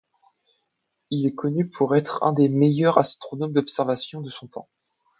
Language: French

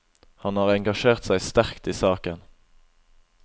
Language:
Norwegian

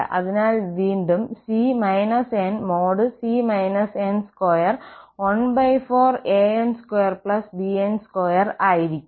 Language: Malayalam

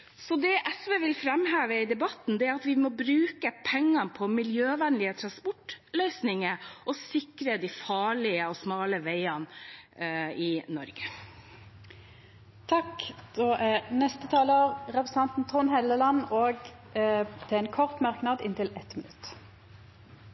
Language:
Norwegian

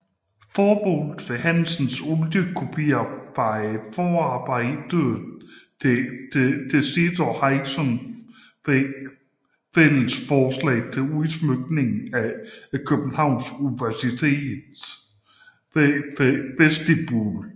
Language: Danish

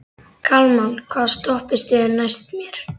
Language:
Icelandic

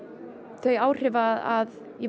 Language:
Icelandic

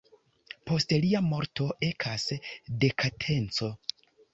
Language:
Esperanto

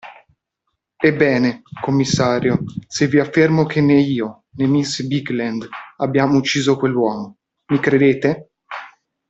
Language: Italian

